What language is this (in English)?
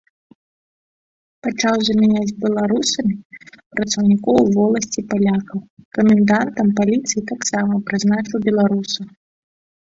Belarusian